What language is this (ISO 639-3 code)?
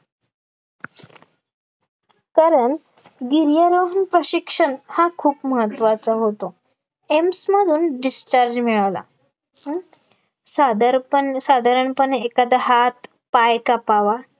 mar